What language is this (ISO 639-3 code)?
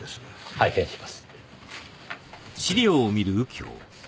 jpn